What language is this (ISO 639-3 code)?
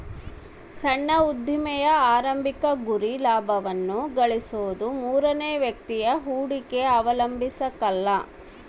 kan